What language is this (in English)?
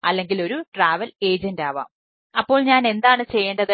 Malayalam